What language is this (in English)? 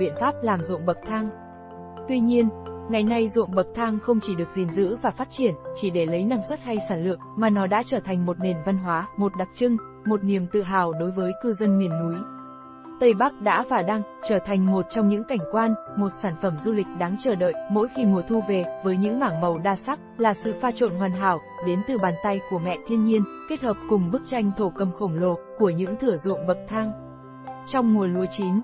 Vietnamese